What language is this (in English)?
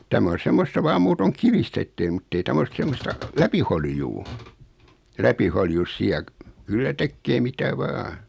Finnish